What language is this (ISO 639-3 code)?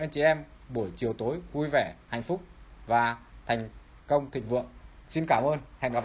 vie